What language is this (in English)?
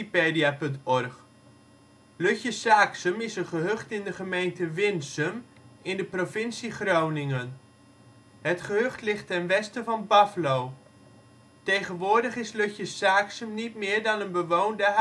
Dutch